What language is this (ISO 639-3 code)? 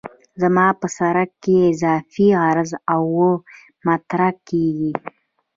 pus